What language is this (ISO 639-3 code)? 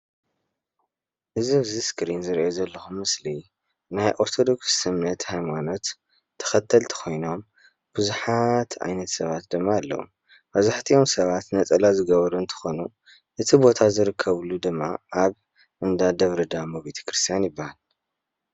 tir